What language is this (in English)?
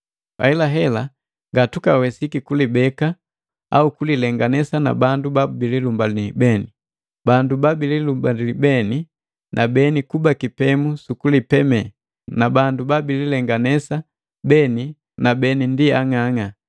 Matengo